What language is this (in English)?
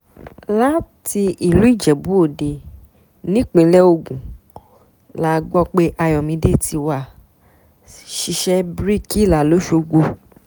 Yoruba